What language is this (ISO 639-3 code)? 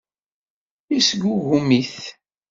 kab